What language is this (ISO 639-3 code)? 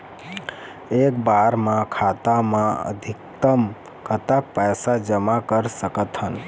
hne